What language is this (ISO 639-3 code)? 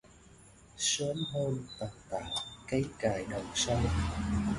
vie